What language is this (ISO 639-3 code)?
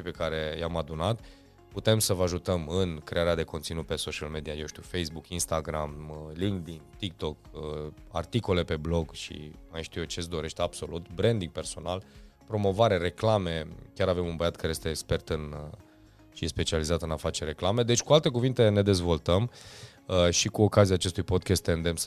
ron